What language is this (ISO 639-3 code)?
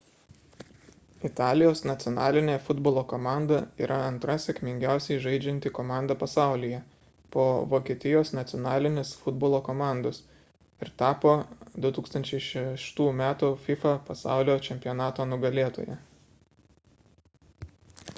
lit